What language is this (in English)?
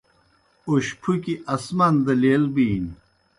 Kohistani Shina